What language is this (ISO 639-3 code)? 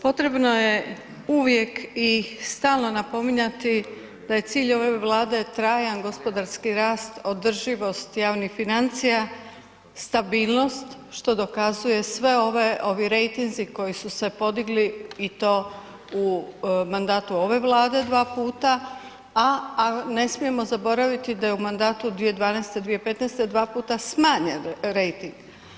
hrv